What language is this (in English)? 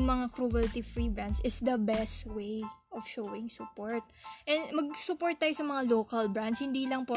Filipino